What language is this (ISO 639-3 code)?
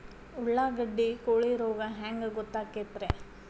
kan